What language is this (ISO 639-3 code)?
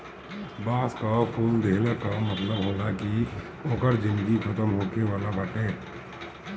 bho